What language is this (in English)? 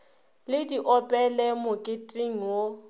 Northern Sotho